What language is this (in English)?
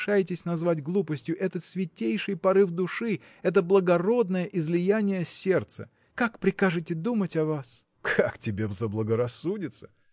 Russian